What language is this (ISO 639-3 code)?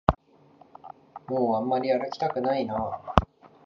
jpn